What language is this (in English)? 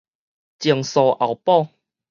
Min Nan Chinese